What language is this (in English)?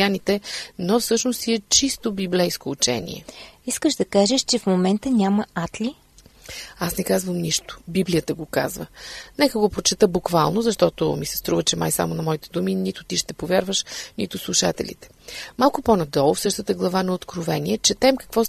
Bulgarian